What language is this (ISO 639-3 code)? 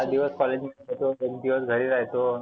mar